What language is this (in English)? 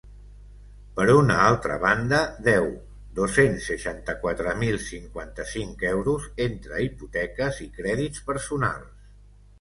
Catalan